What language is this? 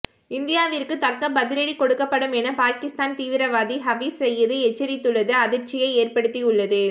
Tamil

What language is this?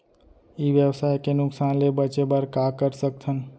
Chhattisgarhi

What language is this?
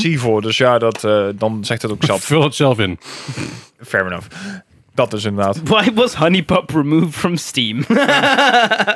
Dutch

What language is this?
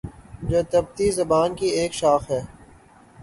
Urdu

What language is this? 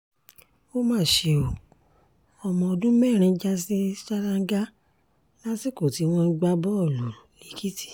Yoruba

